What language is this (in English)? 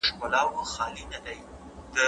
Pashto